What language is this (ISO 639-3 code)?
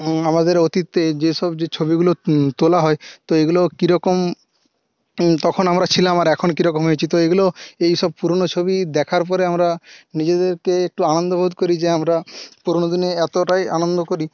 ben